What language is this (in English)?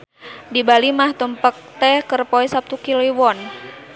Sundanese